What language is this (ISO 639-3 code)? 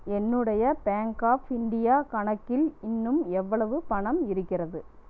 tam